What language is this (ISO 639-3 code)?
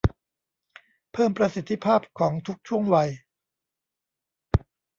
tha